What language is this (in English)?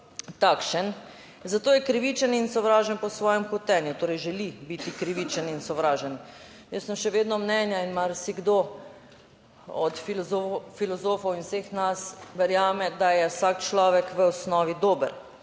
Slovenian